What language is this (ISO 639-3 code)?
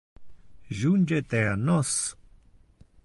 ina